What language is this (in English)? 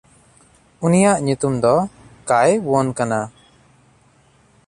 Santali